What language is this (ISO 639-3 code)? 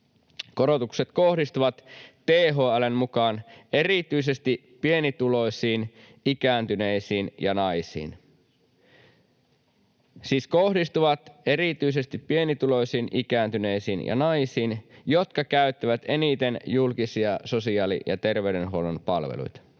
fin